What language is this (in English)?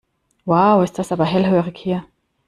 German